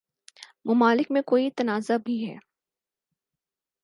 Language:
Urdu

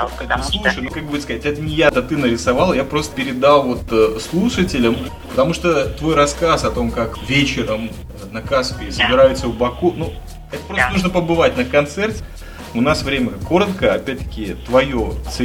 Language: Russian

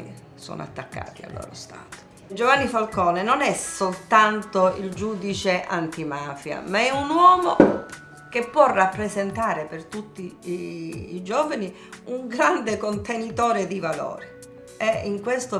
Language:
Italian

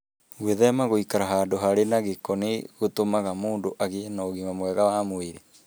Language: Kikuyu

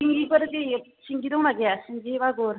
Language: Bodo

